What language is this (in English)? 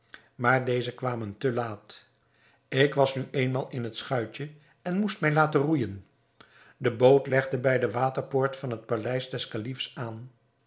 Dutch